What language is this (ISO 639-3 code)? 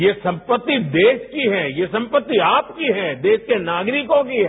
hin